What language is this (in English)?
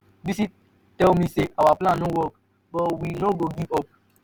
Nigerian Pidgin